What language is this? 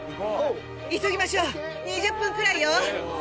Japanese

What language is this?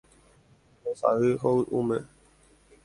Guarani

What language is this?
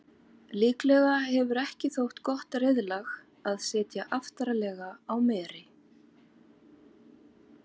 Icelandic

